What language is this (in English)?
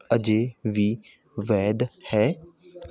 Punjabi